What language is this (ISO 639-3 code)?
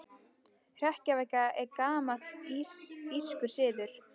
isl